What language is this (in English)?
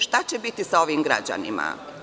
Serbian